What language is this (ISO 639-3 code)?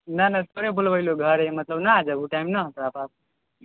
mai